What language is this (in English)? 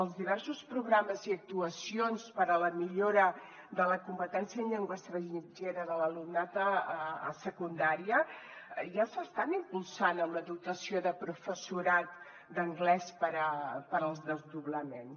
Catalan